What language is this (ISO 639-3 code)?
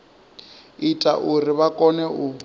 ven